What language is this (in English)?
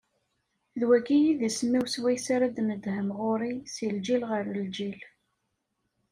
Kabyle